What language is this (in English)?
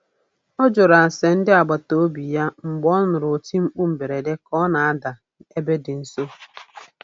Igbo